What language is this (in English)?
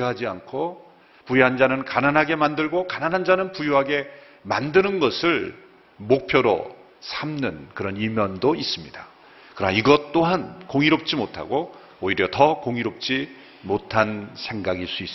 Korean